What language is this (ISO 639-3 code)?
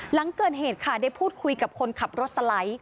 tha